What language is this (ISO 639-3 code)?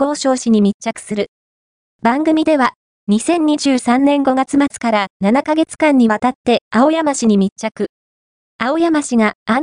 jpn